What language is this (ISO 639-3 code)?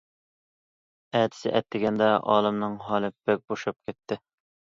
uig